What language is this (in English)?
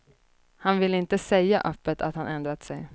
Swedish